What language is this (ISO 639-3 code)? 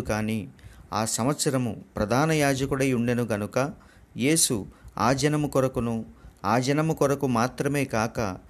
tel